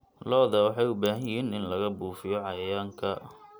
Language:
Somali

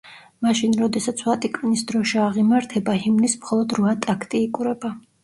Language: Georgian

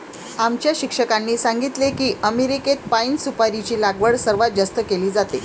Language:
Marathi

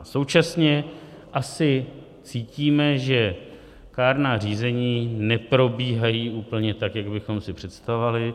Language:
Czech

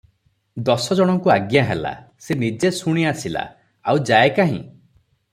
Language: Odia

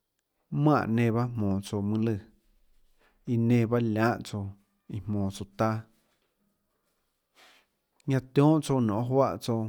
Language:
Tlacoatzintepec Chinantec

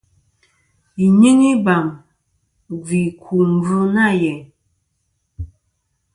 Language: Kom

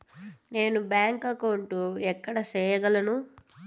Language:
Telugu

